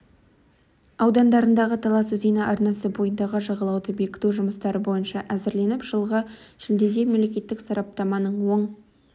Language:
Kazakh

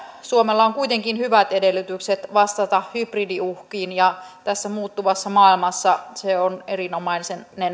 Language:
Finnish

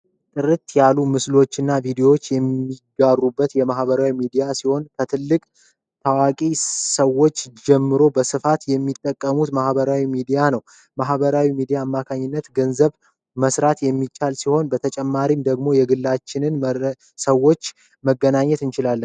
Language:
Amharic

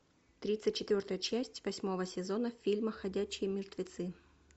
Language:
Russian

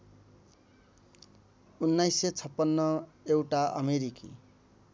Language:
Nepali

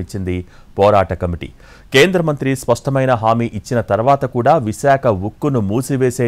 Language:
Telugu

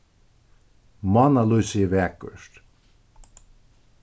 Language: Faroese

